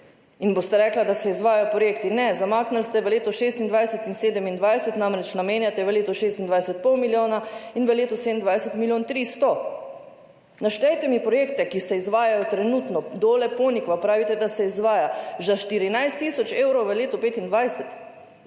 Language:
Slovenian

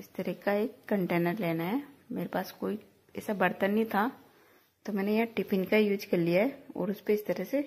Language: Hindi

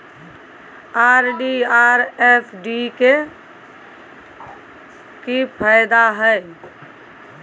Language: Maithili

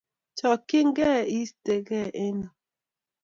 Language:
Kalenjin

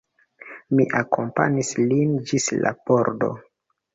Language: Esperanto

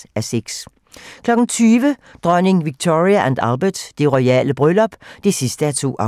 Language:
Danish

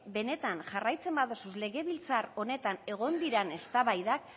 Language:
Basque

